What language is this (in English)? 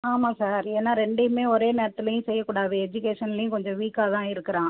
Tamil